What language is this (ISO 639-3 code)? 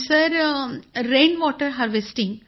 mar